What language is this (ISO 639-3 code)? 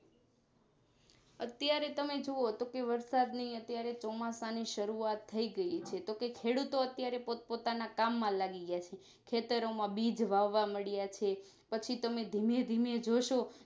guj